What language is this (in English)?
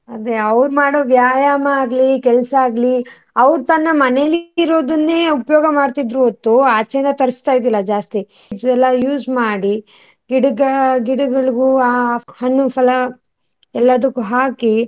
Kannada